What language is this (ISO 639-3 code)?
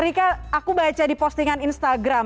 ind